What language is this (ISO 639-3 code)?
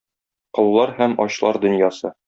tat